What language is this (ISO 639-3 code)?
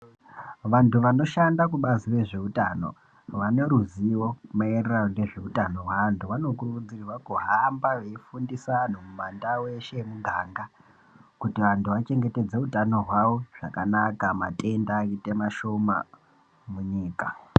ndc